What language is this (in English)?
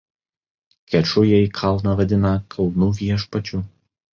Lithuanian